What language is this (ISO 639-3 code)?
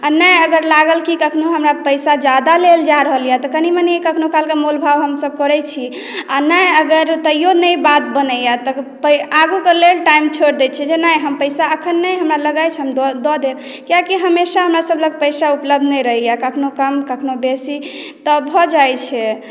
mai